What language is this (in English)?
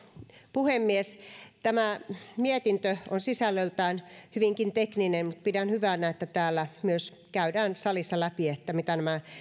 Finnish